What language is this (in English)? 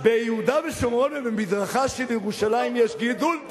Hebrew